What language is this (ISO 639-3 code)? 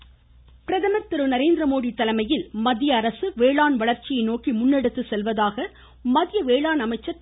tam